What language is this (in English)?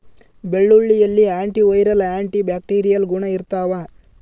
Kannada